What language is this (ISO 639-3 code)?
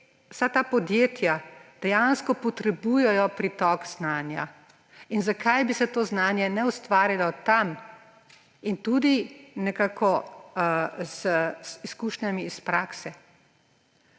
slv